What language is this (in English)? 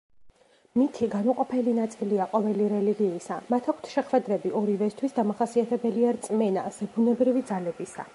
Georgian